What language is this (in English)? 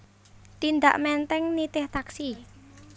Javanese